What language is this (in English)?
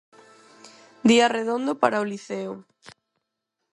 Galician